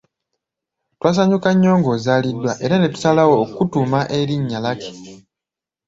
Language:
Ganda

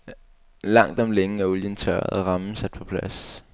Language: Danish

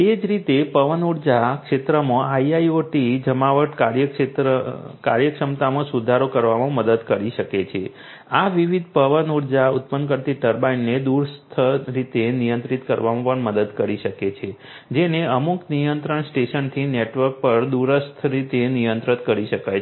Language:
Gujarati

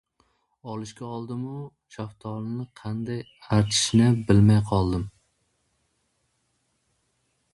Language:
Uzbek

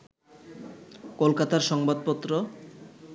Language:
Bangla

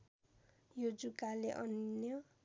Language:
Nepali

